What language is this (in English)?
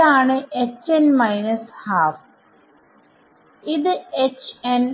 Malayalam